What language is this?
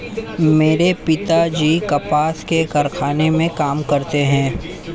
Hindi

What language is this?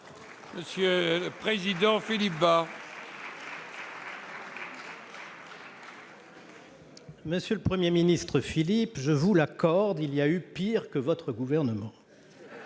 French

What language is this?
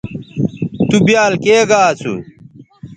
Bateri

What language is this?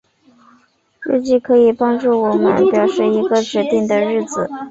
Chinese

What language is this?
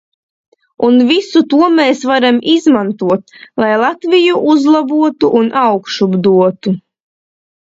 Latvian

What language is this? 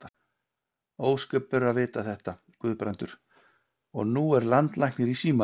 Icelandic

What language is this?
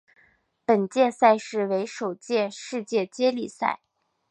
Chinese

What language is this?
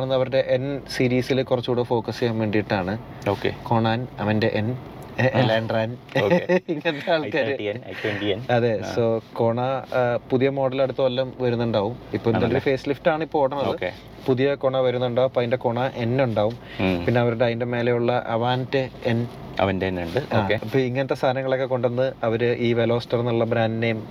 Malayalam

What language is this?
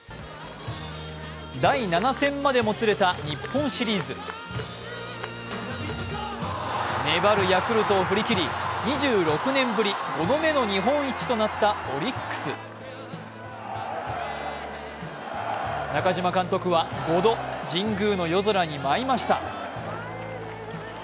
Japanese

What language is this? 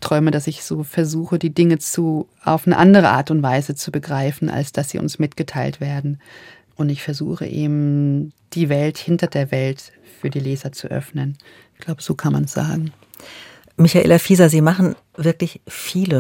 German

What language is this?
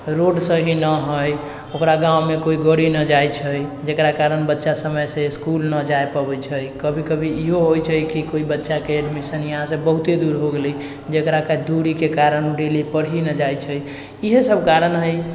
Maithili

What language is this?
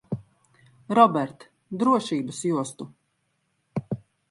Latvian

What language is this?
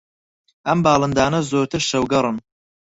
Central Kurdish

